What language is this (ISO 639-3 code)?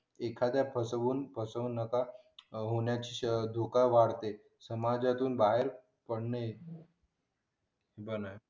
mar